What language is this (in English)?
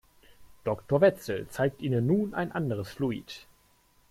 German